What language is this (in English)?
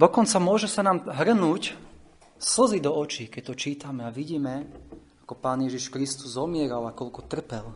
Slovak